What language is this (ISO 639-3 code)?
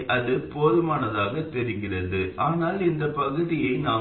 tam